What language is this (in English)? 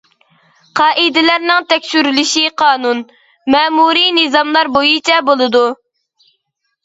Uyghur